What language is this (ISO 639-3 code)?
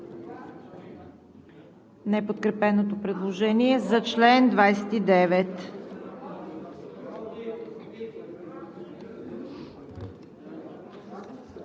bul